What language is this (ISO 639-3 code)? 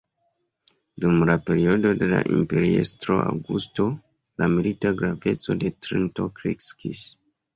epo